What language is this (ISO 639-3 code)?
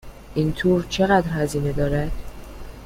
fas